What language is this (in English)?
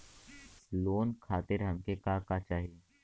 Bhojpuri